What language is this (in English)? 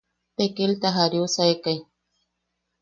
Yaqui